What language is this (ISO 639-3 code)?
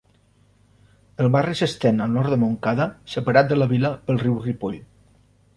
cat